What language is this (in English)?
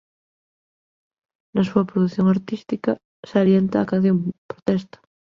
Galician